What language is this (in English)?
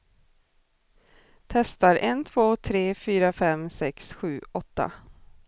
Swedish